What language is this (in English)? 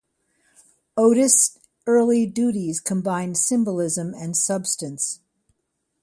English